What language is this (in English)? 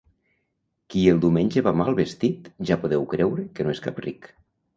Catalan